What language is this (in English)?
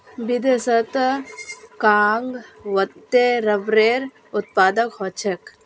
Magahi